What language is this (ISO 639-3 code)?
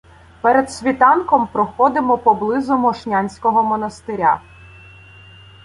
ukr